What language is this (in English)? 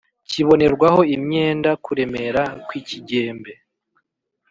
Kinyarwanda